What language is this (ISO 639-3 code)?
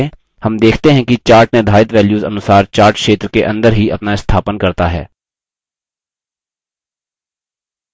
hin